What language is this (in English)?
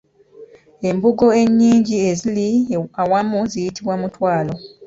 Ganda